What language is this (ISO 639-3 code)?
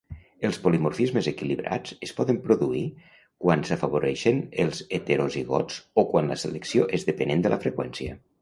cat